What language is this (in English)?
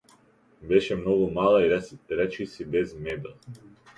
Macedonian